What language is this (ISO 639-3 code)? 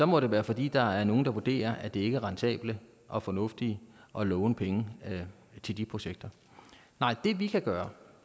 dan